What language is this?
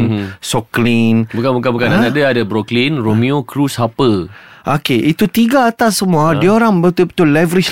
Malay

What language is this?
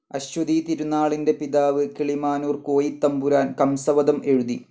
Malayalam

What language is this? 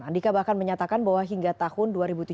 Indonesian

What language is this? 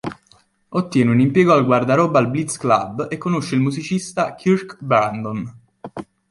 Italian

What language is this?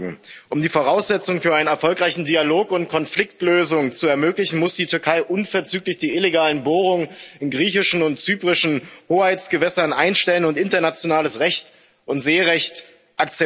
German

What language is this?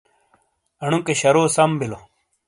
Shina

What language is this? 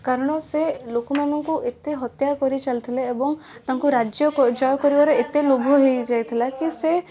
Odia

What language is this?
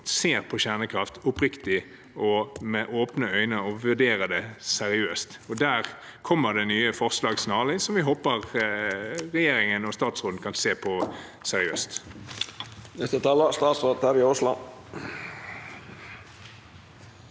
Norwegian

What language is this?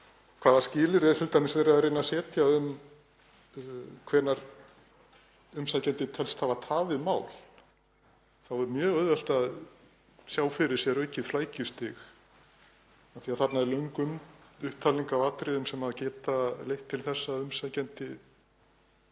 Icelandic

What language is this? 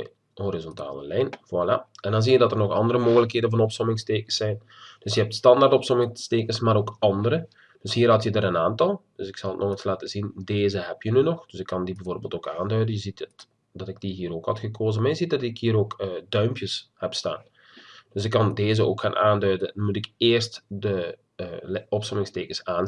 Dutch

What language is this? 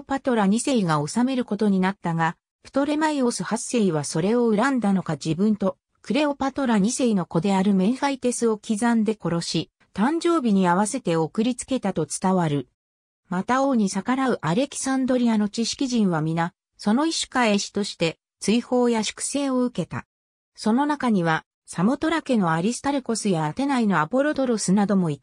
Japanese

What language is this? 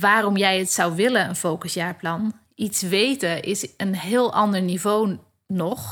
Dutch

